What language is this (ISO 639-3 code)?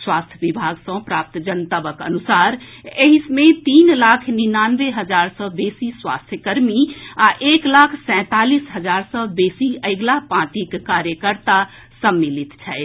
mai